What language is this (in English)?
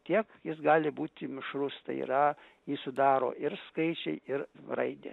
Lithuanian